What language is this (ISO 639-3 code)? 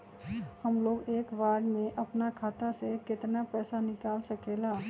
mag